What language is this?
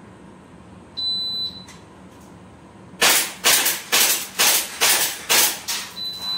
Japanese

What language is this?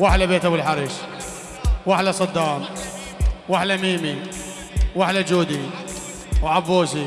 Arabic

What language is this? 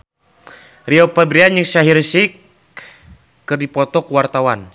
Sundanese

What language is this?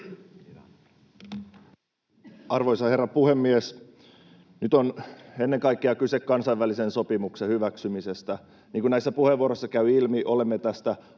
Finnish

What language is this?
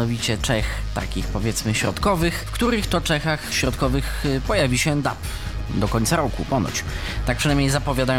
Polish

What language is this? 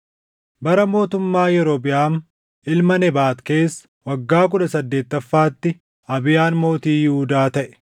Oromo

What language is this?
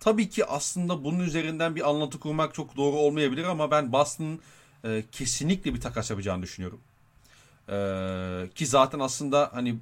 Turkish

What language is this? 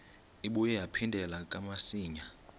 Xhosa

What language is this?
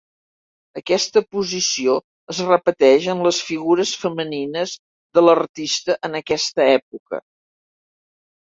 Catalan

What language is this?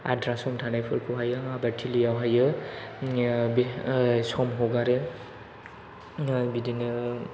Bodo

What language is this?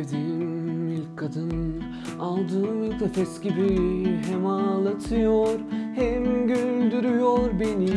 Turkish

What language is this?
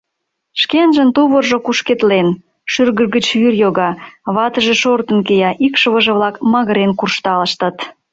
Mari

